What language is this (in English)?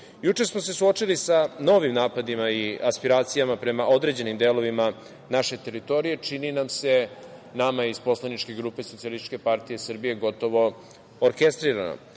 Serbian